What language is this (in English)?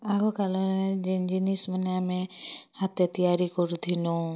Odia